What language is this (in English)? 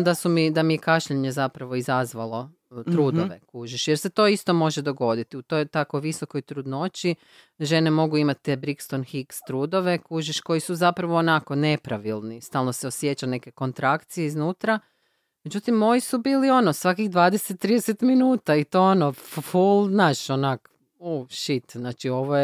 Croatian